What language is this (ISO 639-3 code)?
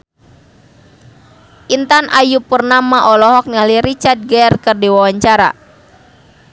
sun